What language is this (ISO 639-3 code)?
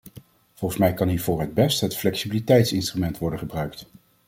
nld